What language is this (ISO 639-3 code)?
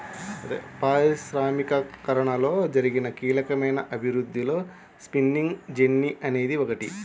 tel